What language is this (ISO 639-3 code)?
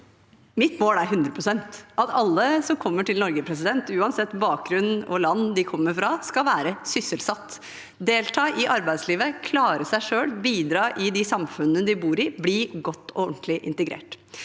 nor